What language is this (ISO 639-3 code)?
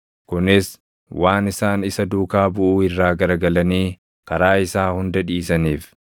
orm